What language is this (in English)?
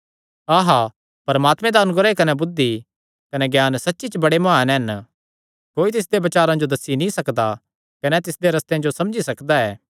Kangri